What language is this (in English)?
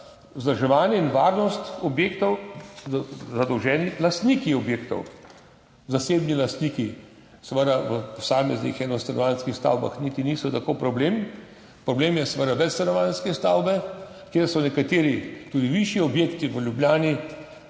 Slovenian